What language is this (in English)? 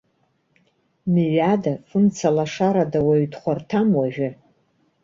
Abkhazian